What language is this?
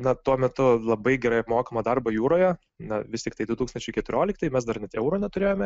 Lithuanian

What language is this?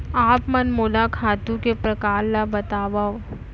Chhattisgarhi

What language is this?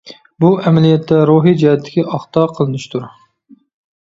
Uyghur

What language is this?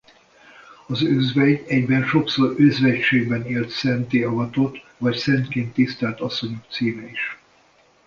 Hungarian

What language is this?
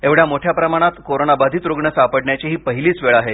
Marathi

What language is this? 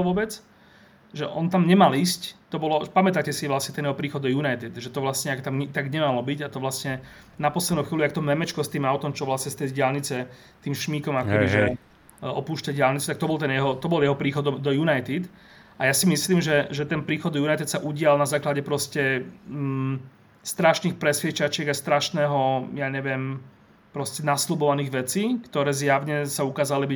Slovak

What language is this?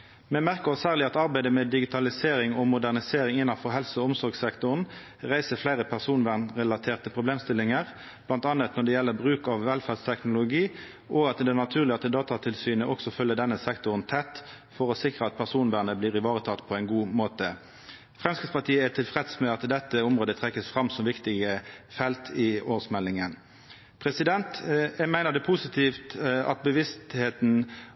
Norwegian Nynorsk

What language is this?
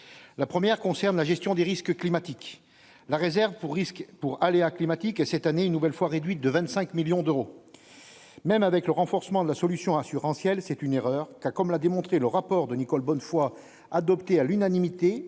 French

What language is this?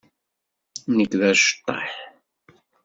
Kabyle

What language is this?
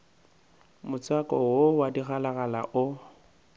Northern Sotho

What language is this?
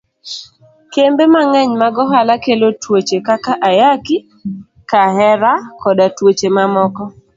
Luo (Kenya and Tanzania)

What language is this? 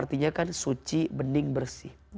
Indonesian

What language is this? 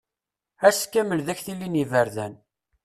Kabyle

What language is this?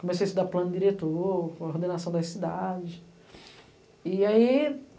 Portuguese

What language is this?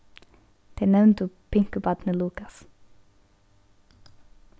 Faroese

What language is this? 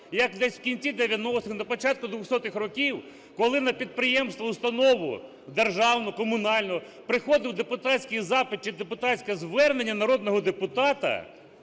Ukrainian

